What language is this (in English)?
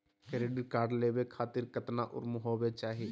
Magahi